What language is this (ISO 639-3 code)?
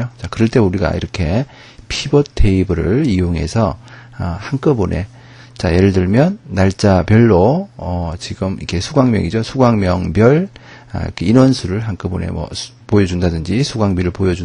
kor